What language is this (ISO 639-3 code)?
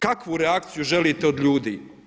hrv